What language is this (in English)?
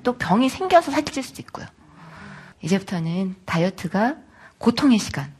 Korean